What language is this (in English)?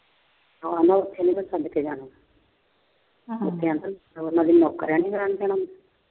Punjabi